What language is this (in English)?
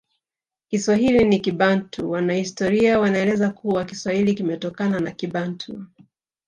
Swahili